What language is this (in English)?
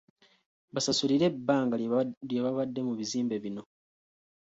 Ganda